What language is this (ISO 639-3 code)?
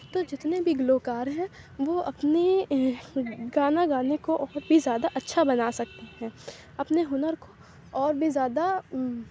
urd